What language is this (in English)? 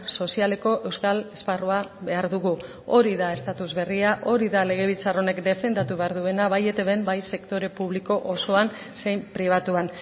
Basque